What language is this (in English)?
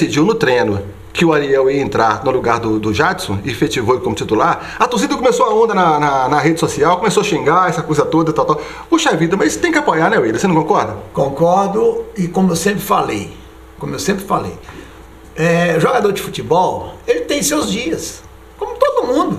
Portuguese